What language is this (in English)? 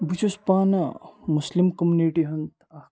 Kashmiri